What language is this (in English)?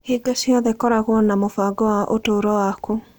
Kikuyu